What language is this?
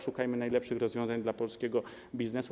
Polish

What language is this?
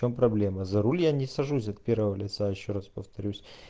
Russian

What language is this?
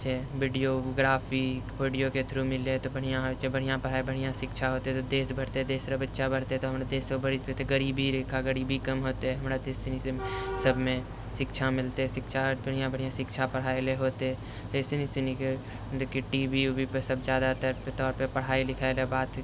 Maithili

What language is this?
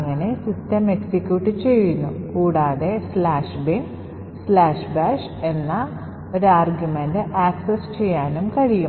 Malayalam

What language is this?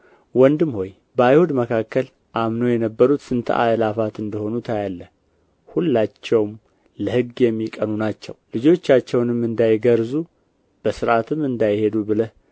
Amharic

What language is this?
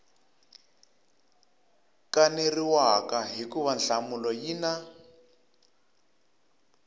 Tsonga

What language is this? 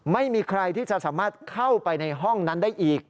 Thai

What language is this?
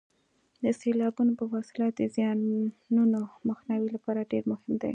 Pashto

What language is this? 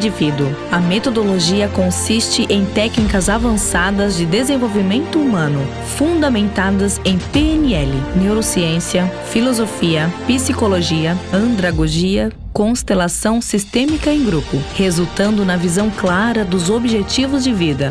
Portuguese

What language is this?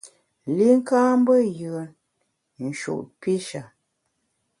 Bamun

